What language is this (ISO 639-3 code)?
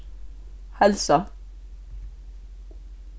fao